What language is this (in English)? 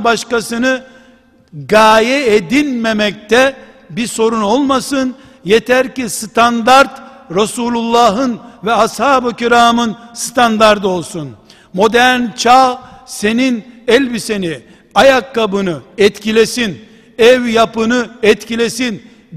Turkish